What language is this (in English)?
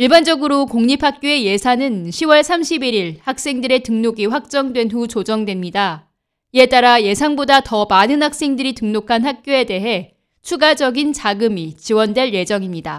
Korean